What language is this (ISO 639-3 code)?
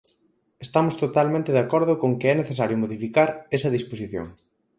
glg